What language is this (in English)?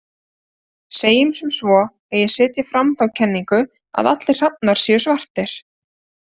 Icelandic